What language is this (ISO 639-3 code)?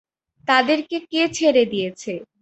ben